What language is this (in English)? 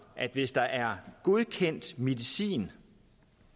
Danish